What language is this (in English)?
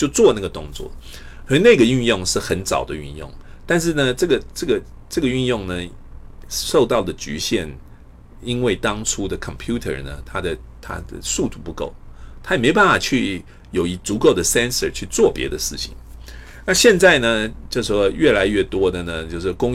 Chinese